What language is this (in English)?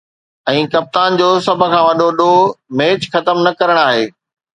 Sindhi